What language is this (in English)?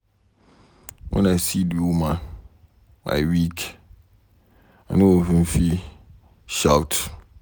Nigerian Pidgin